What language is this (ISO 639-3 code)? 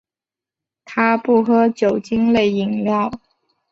zho